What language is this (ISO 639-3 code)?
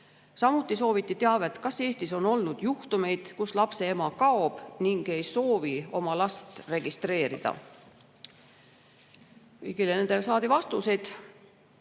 est